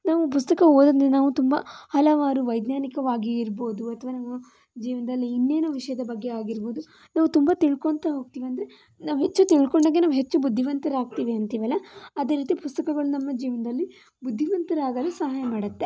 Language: Kannada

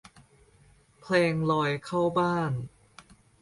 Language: Thai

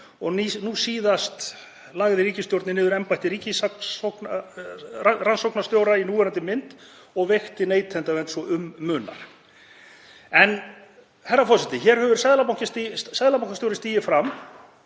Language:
Icelandic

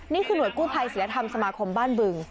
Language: Thai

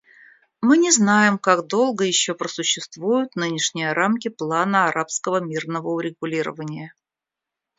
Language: Russian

